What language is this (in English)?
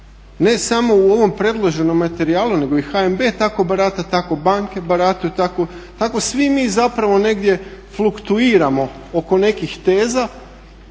Croatian